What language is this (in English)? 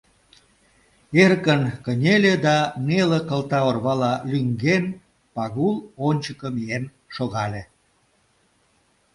Mari